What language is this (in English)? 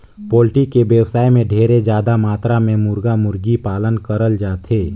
Chhattisgarhi